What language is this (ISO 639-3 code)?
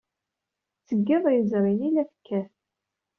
kab